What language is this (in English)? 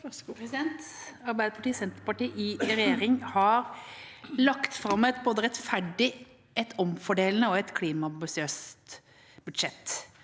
Norwegian